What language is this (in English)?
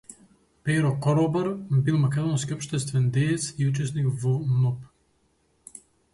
Macedonian